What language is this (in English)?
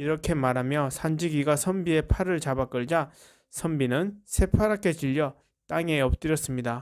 Korean